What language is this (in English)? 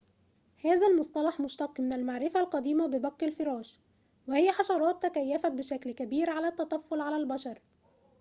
Arabic